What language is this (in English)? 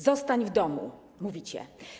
Polish